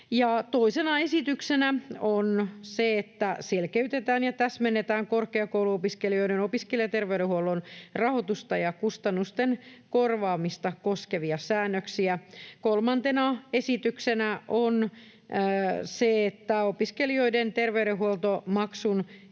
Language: Finnish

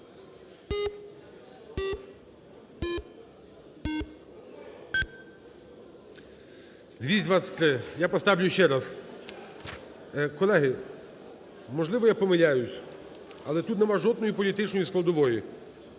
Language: Ukrainian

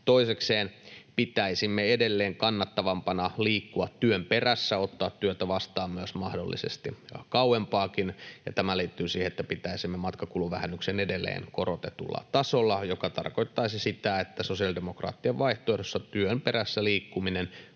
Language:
Finnish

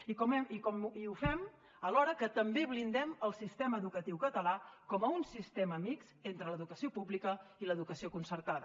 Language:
Catalan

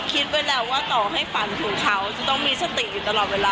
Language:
Thai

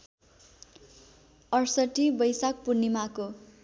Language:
Nepali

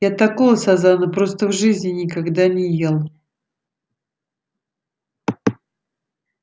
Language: Russian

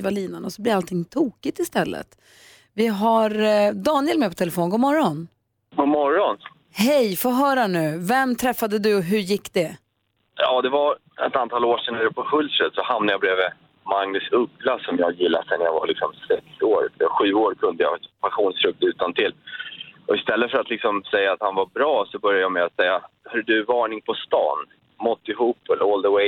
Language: Swedish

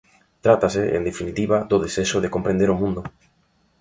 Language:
Galician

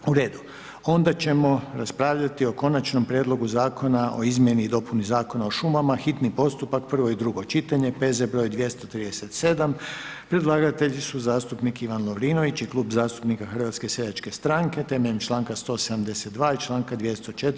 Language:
Croatian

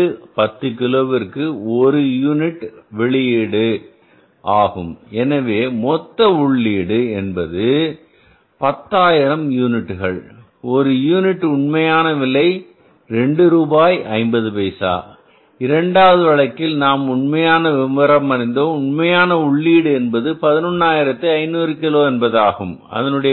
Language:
Tamil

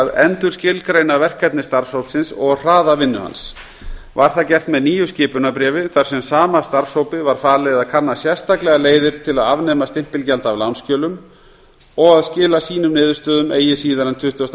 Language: Icelandic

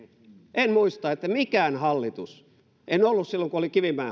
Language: Finnish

